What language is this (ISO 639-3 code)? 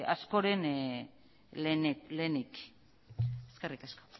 eus